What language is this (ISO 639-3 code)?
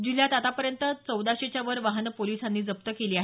mar